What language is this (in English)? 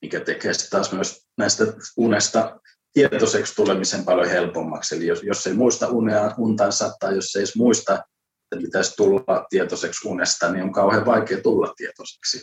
Finnish